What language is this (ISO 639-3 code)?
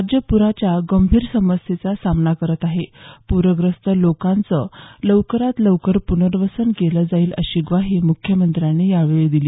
mar